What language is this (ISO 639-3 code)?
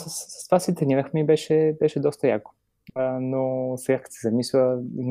bul